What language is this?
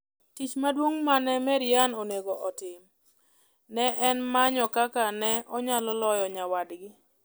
Luo (Kenya and Tanzania)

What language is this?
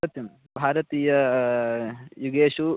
Sanskrit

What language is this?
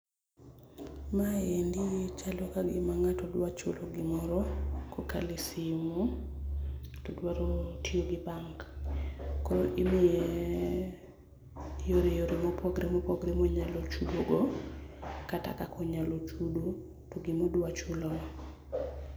Luo (Kenya and Tanzania)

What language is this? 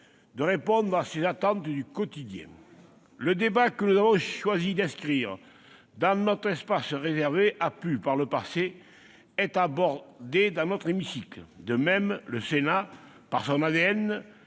French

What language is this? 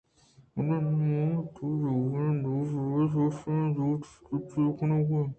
Eastern Balochi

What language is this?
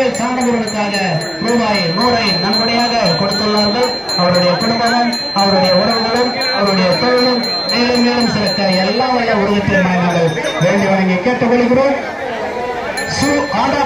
Arabic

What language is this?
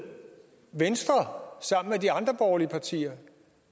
Danish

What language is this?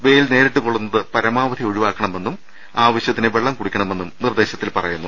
Malayalam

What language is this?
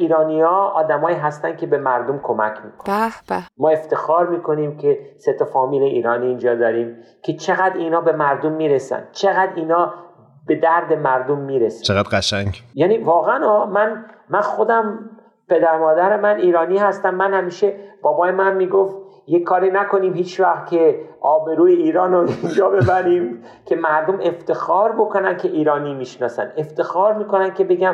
Persian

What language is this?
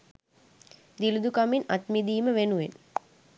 Sinhala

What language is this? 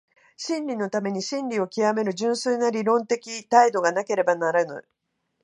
Japanese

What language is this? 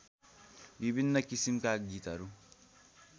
Nepali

